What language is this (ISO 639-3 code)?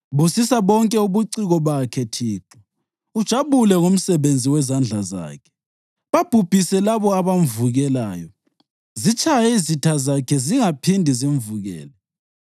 nde